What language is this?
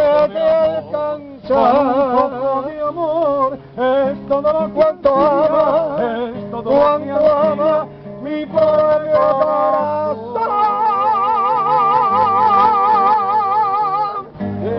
Arabic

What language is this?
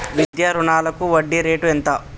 Telugu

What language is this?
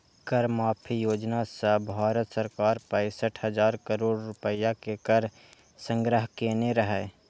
Maithili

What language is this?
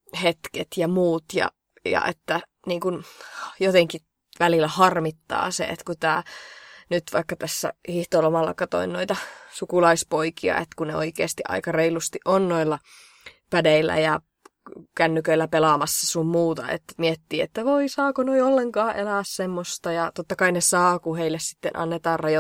Finnish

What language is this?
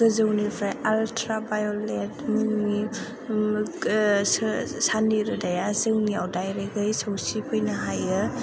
Bodo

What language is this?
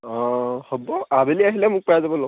Assamese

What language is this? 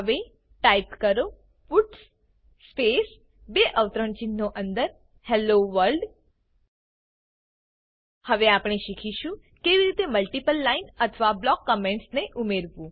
Gujarati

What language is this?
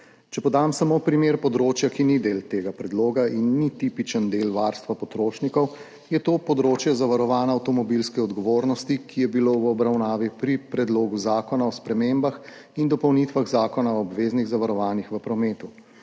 Slovenian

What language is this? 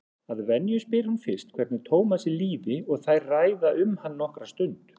Icelandic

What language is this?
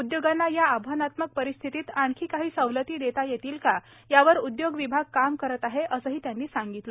Marathi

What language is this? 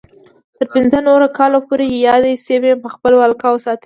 Pashto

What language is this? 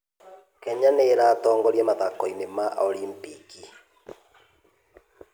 Kikuyu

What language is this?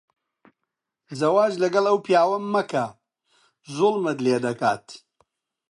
Central Kurdish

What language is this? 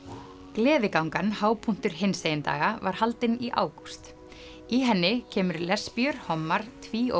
Icelandic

